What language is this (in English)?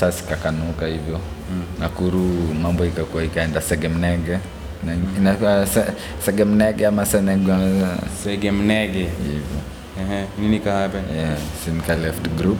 Swahili